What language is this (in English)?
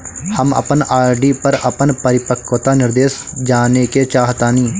Bhojpuri